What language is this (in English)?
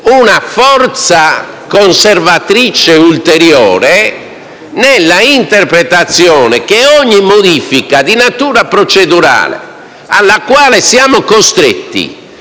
Italian